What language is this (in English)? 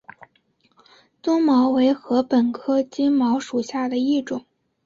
Chinese